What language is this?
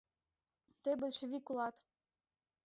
Mari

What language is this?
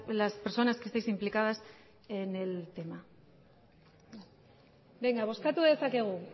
Spanish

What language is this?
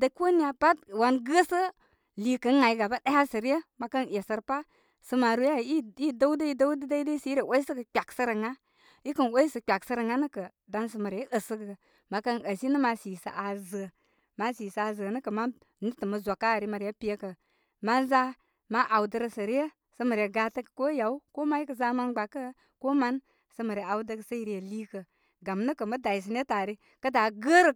Koma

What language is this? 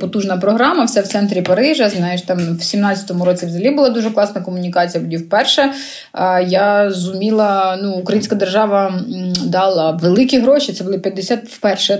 Ukrainian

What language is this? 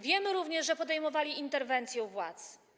Polish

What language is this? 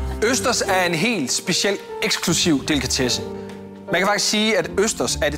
Danish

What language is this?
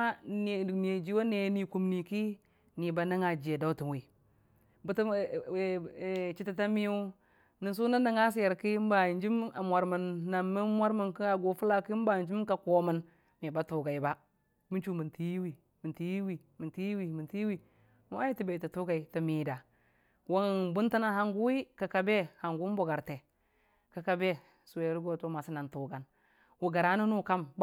Dijim-Bwilim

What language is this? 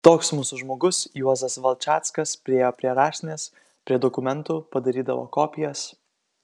Lithuanian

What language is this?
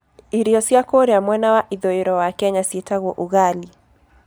Kikuyu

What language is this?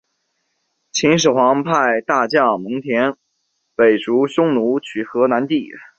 Chinese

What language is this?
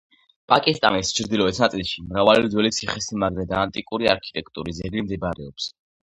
Georgian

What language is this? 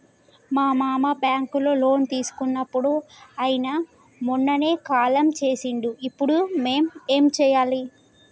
Telugu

